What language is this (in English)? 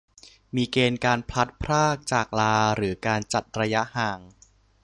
Thai